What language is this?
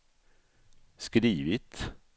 Swedish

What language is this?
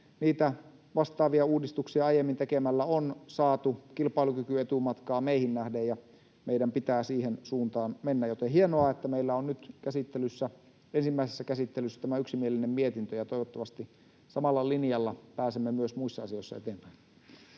Finnish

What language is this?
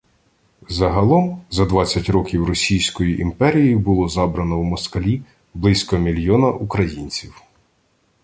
Ukrainian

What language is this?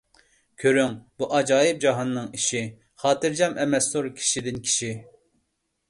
Uyghur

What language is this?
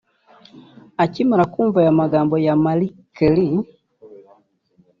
Kinyarwanda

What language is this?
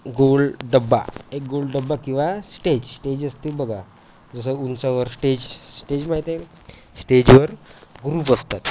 Marathi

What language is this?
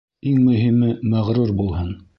Bashkir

